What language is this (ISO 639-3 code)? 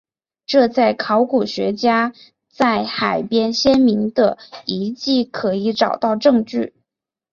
zho